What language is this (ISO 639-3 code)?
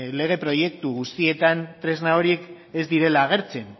eus